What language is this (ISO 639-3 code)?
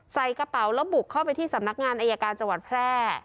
tha